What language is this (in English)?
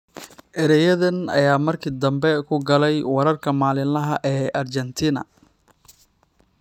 Somali